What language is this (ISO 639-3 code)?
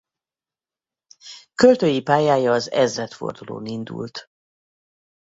hun